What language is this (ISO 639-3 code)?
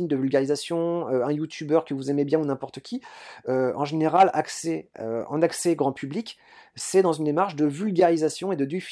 fra